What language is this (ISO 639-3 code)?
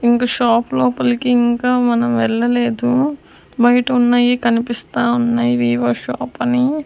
tel